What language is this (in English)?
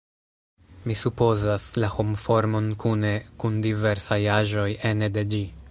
Esperanto